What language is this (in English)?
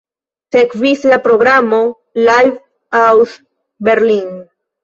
Esperanto